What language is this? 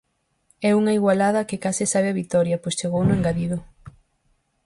Galician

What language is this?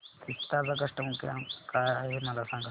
Marathi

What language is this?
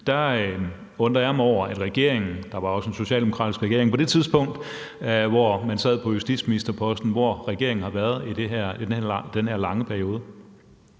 Danish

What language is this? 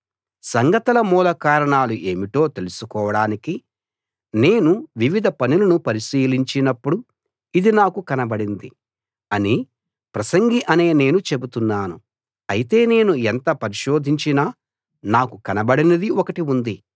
Telugu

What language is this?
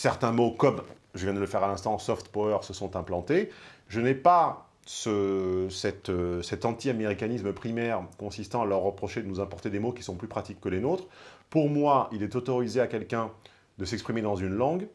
French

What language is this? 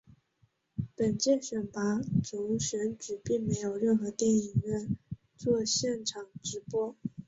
Chinese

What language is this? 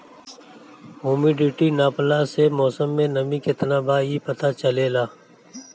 Bhojpuri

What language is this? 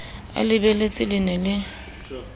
Southern Sotho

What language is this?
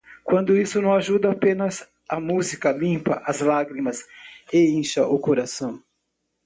Portuguese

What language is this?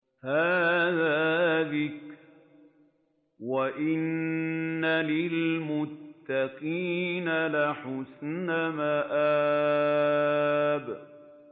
Arabic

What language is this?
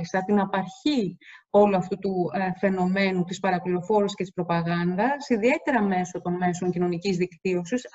Greek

